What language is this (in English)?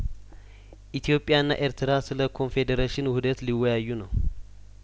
Amharic